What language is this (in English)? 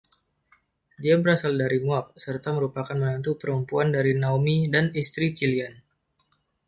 Indonesian